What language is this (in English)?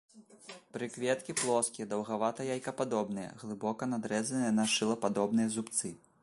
Belarusian